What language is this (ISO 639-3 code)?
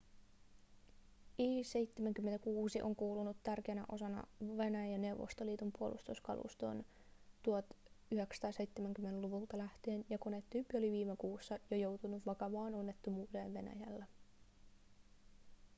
fin